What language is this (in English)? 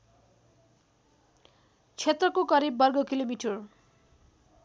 Nepali